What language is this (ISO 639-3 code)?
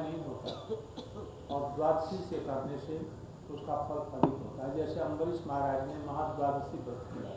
hin